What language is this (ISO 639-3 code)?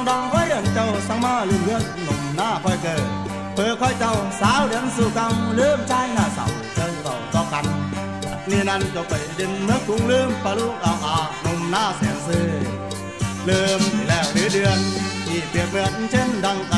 tha